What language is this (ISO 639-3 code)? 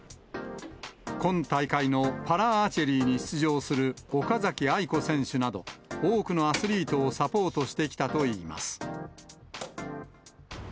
jpn